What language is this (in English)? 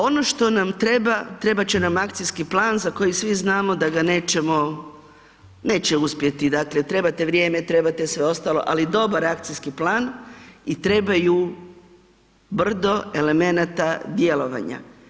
Croatian